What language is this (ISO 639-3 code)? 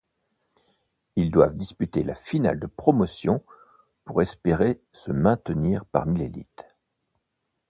fra